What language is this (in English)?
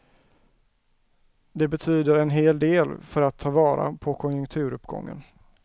Swedish